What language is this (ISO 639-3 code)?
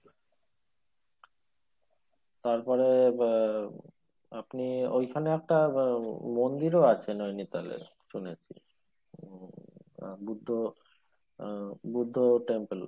ben